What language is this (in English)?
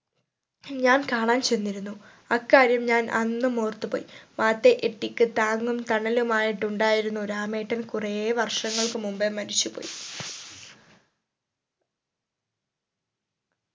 Malayalam